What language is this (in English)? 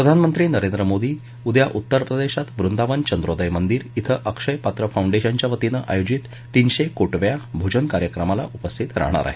Marathi